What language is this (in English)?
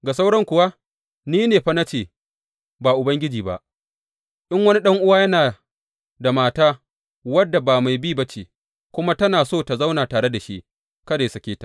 Hausa